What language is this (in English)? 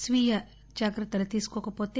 Telugu